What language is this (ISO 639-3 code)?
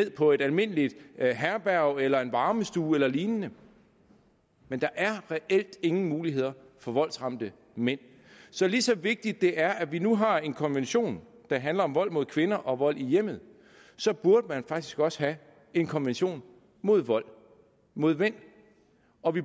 dan